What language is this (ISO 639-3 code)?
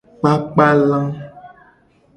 gej